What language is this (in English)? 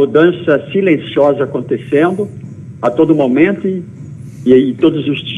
Portuguese